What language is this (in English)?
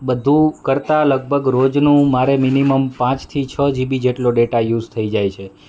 Gujarati